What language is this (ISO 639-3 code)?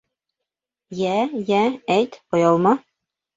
bak